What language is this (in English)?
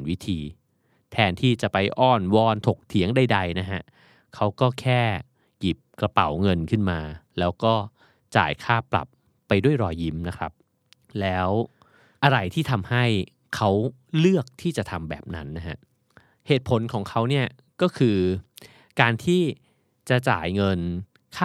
Thai